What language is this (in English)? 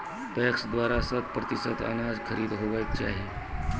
Maithili